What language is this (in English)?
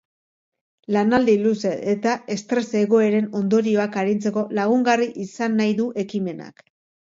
Basque